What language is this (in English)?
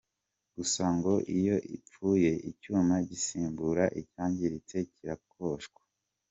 Kinyarwanda